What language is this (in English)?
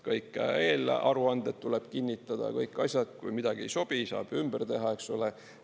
Estonian